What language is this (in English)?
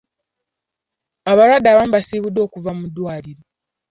Ganda